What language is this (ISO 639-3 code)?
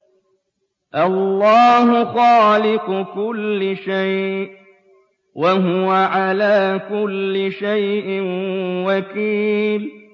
ara